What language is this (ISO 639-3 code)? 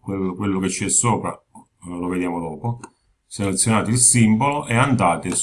ita